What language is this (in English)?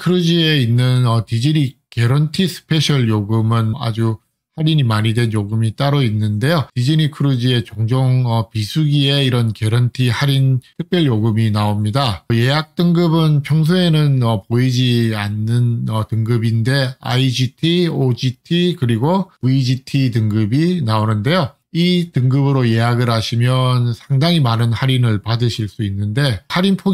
Korean